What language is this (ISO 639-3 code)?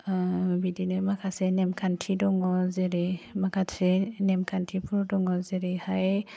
brx